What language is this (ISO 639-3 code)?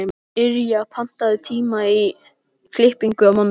isl